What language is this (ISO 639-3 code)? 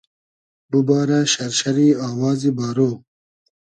haz